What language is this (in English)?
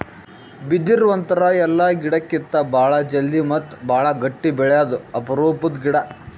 Kannada